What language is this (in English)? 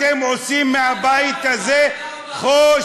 Hebrew